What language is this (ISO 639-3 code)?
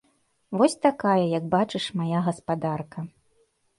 bel